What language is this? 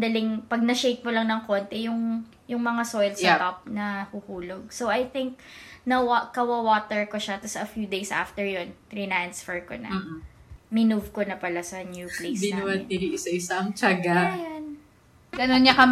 Filipino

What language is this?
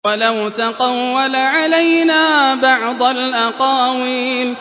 Arabic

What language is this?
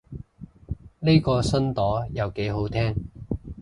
Cantonese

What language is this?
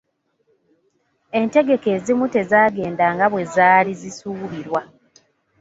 Ganda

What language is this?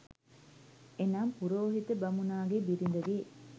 Sinhala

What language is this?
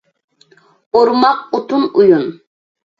Uyghur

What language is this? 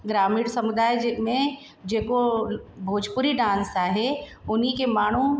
Sindhi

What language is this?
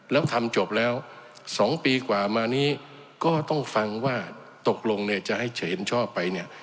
Thai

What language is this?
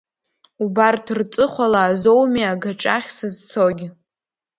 Abkhazian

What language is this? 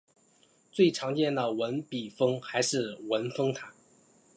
Chinese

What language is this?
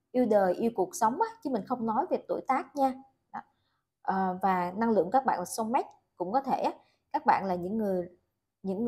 Vietnamese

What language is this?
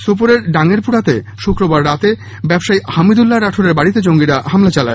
Bangla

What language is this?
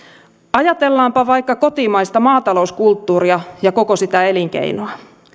Finnish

